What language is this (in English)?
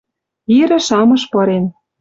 Western Mari